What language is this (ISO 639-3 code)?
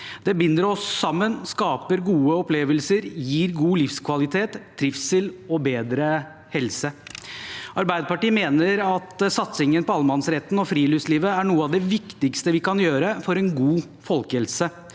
nor